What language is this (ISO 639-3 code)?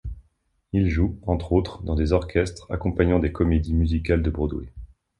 fra